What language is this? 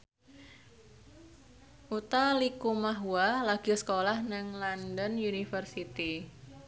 Javanese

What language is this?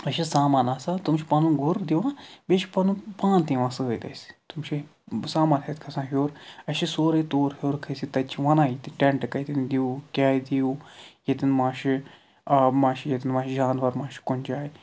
Kashmiri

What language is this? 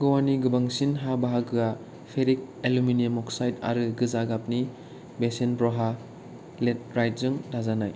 Bodo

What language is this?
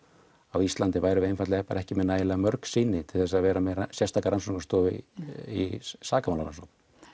Icelandic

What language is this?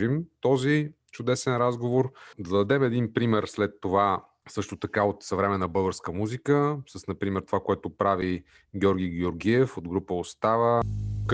Bulgarian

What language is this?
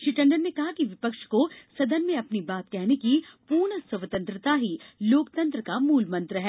Hindi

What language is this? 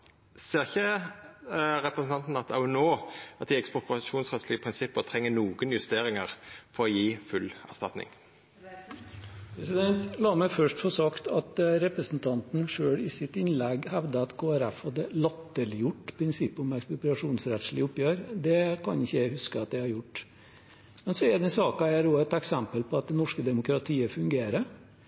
Norwegian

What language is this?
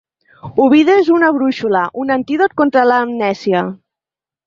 Catalan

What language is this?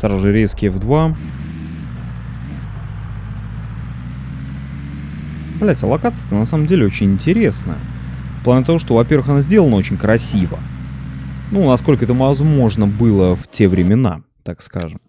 Russian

